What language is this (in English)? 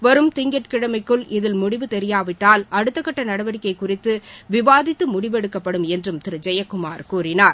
Tamil